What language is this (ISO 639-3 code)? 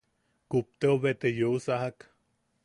yaq